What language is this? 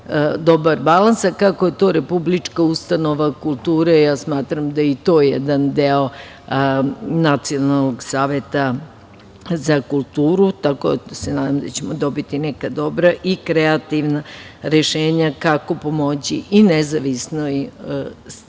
Serbian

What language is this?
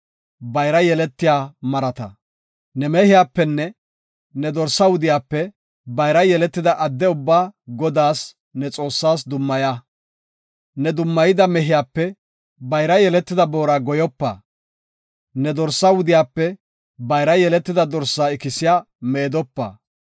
Gofa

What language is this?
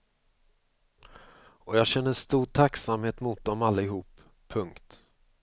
Swedish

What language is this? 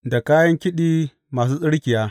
Hausa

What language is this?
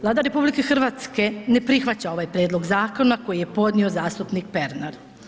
Croatian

